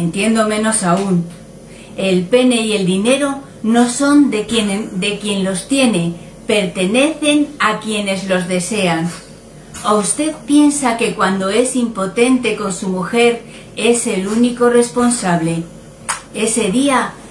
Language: Spanish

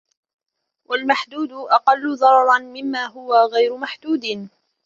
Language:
Arabic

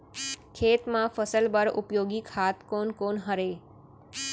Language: Chhattisgarhi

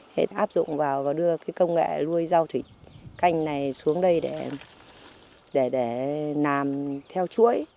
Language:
Vietnamese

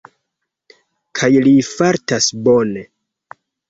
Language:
Esperanto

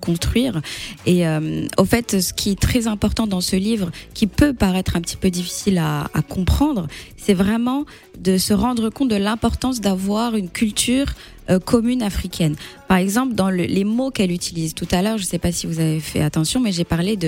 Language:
French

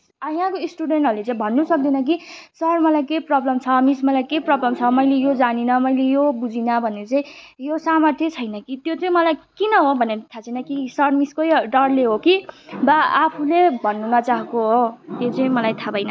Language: Nepali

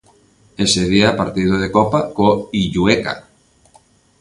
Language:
Galician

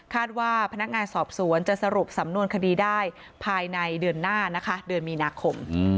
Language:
Thai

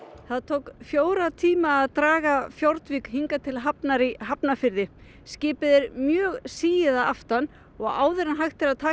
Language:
Icelandic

